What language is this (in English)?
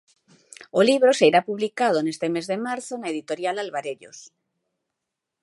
Galician